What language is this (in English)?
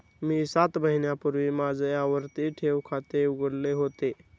Marathi